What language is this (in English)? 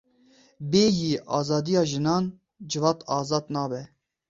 Kurdish